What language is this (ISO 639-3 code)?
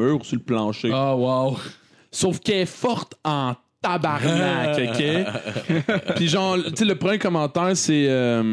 fra